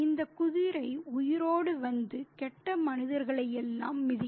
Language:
Tamil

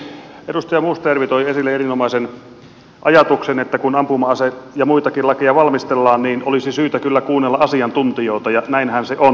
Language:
Finnish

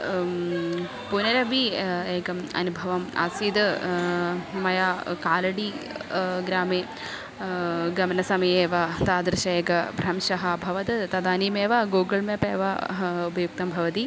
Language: Sanskrit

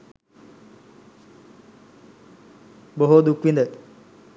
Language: Sinhala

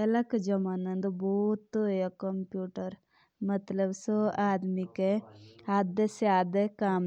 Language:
Jaunsari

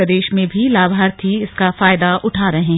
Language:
Hindi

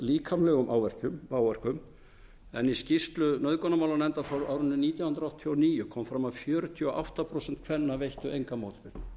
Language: Icelandic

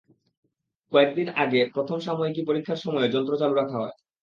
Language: Bangla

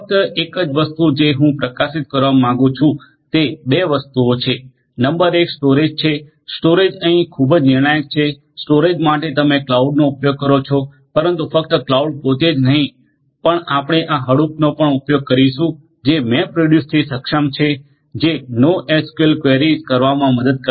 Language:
Gujarati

